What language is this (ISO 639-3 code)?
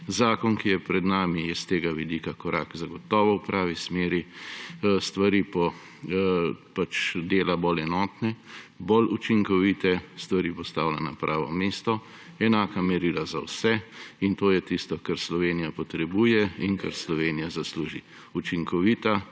slv